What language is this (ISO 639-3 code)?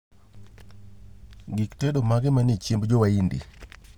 luo